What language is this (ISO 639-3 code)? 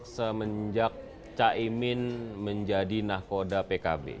ind